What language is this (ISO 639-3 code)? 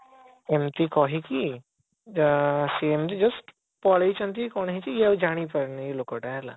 ori